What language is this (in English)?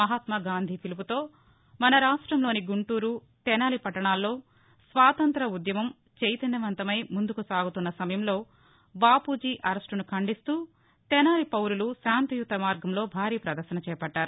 Telugu